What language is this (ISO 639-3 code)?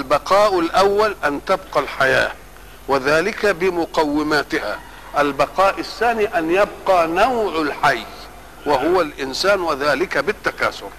ara